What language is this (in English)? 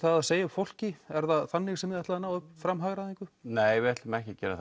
Icelandic